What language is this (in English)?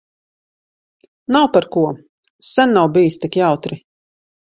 Latvian